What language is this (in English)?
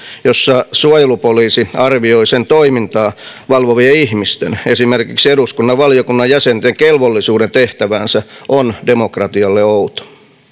Finnish